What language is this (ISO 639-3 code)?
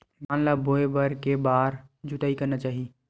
hne